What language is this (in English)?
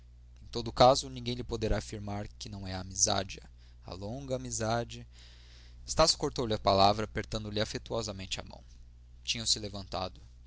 Portuguese